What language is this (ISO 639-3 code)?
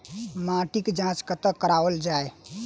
mai